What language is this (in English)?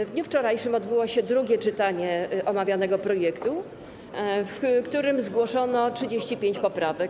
Polish